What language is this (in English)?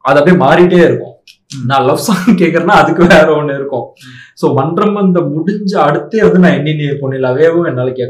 Tamil